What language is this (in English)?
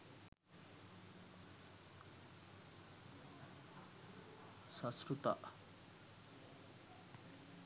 Sinhala